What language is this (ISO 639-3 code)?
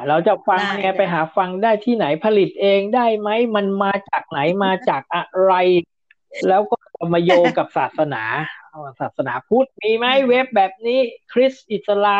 tha